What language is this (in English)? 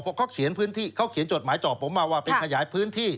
Thai